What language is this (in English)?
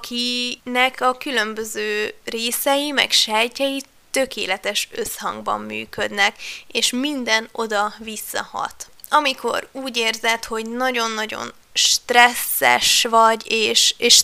Hungarian